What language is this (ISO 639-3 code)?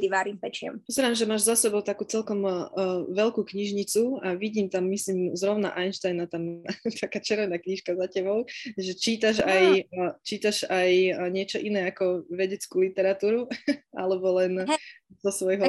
slk